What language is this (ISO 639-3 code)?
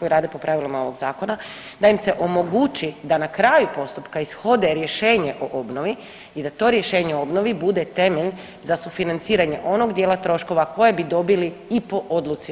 hrv